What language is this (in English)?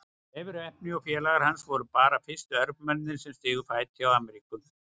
Icelandic